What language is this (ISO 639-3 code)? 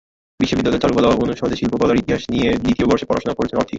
ben